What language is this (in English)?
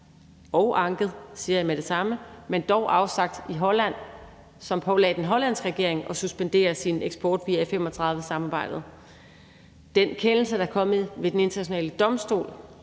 Danish